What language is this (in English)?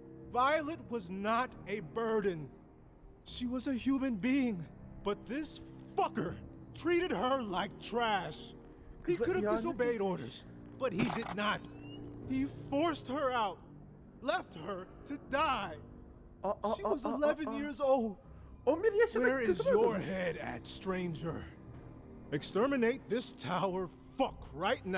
Turkish